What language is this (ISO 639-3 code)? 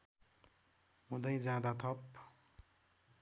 nep